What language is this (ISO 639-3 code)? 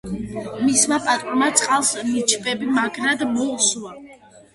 kat